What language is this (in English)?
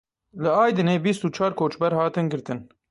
Kurdish